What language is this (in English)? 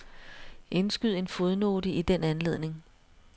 Danish